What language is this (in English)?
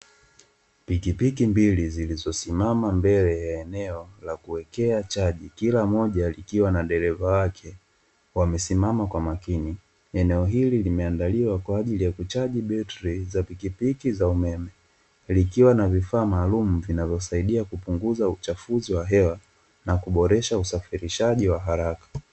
Swahili